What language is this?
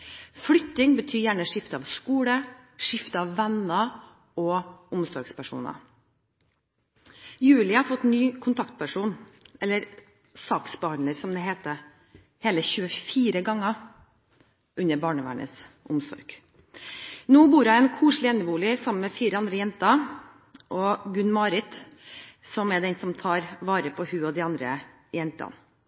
Norwegian Bokmål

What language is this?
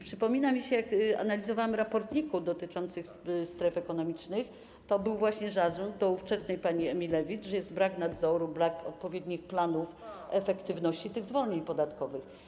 Polish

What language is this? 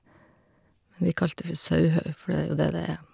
Norwegian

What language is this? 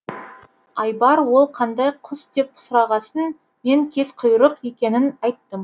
Kazakh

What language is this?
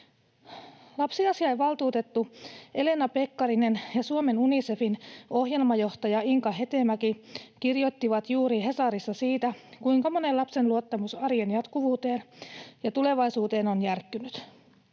Finnish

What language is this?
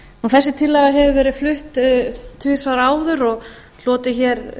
Icelandic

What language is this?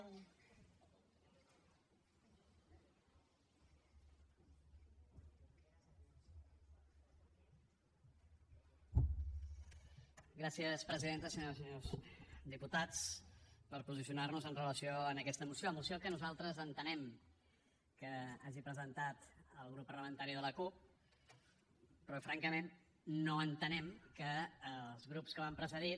Catalan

